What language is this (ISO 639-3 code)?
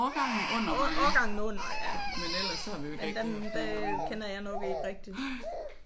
dan